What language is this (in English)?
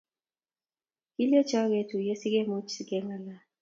Kalenjin